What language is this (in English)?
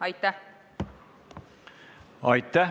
Estonian